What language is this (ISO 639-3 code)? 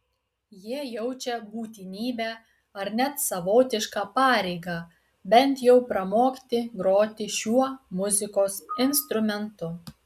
lit